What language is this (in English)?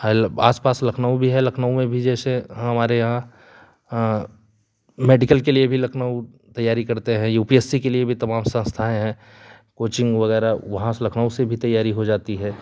Hindi